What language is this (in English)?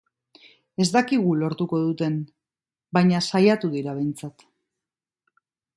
Basque